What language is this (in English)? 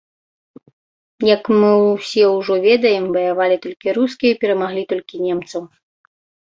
Belarusian